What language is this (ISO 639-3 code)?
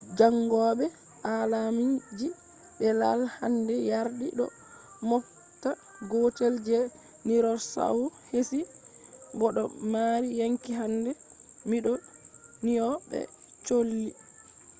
ful